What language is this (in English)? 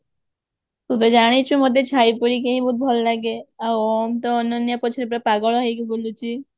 Odia